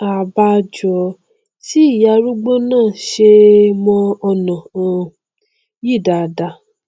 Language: Yoruba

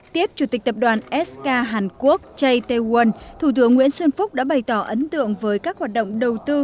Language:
Vietnamese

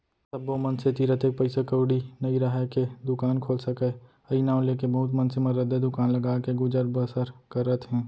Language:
Chhattisgarhi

